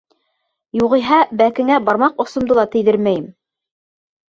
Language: Bashkir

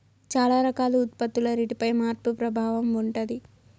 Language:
Telugu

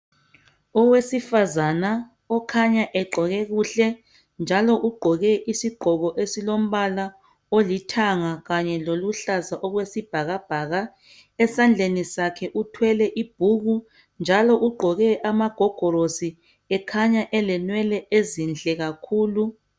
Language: North Ndebele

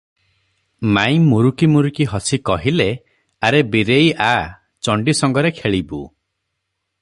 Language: Odia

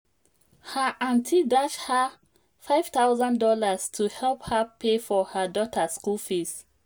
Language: Nigerian Pidgin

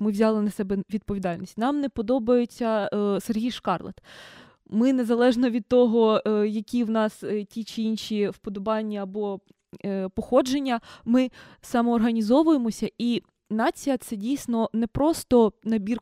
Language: Ukrainian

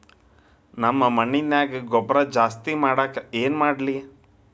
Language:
Kannada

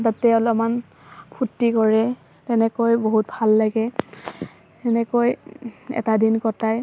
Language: Assamese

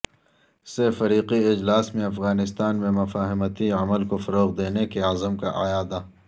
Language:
Urdu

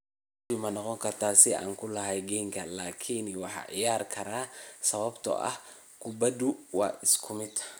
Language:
Somali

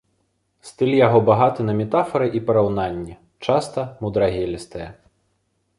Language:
Belarusian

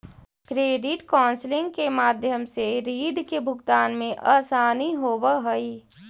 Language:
Magahi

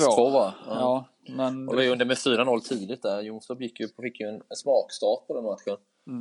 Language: Swedish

